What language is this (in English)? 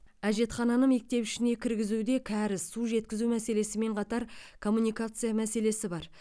Kazakh